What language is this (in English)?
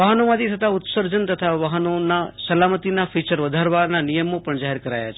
Gujarati